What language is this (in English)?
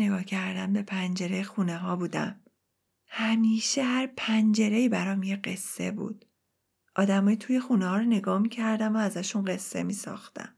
Persian